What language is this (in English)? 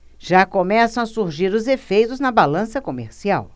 Portuguese